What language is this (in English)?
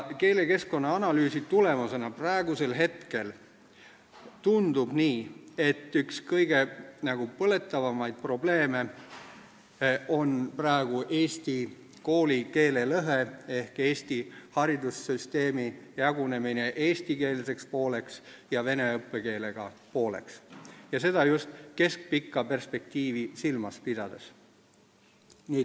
Estonian